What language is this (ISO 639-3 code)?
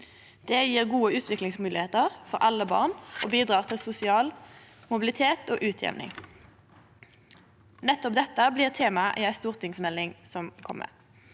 nor